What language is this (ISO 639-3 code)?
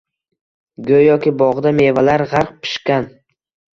uzb